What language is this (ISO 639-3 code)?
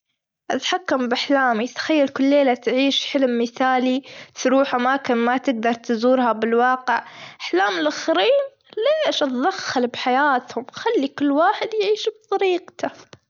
afb